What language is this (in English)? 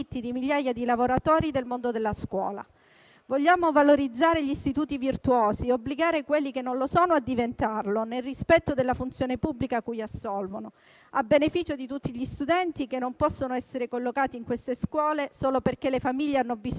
Italian